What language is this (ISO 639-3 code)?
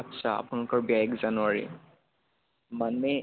asm